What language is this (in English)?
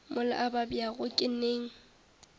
Northern Sotho